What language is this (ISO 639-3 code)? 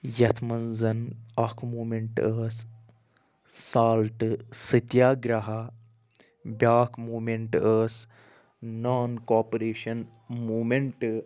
kas